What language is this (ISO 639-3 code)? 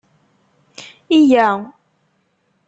kab